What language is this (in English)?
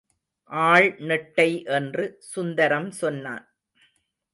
Tamil